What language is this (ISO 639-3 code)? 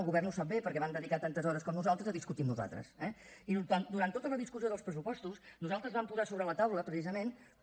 cat